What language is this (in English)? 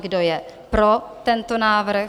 Czech